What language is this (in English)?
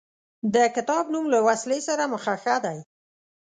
Pashto